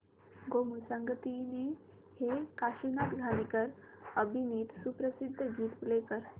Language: Marathi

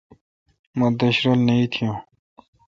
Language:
Kalkoti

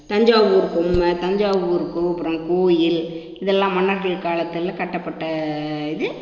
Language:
Tamil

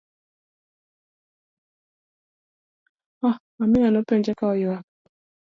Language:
Luo (Kenya and Tanzania)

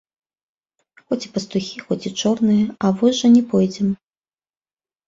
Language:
Belarusian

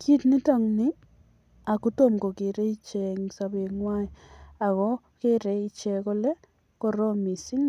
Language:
Kalenjin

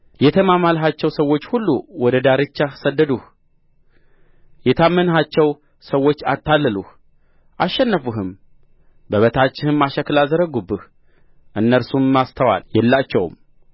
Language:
Amharic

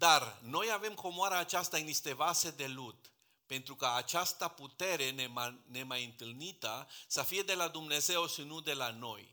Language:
Romanian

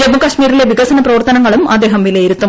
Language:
Malayalam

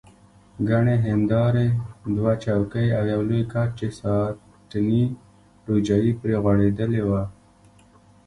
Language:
Pashto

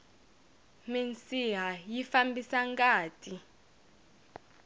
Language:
Tsonga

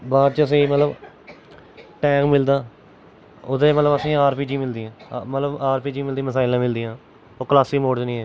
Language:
Dogri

